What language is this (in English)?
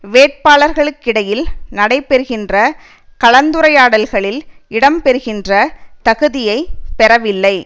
Tamil